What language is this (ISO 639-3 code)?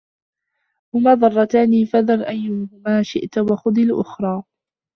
ara